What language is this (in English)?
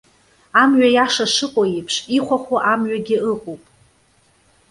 Abkhazian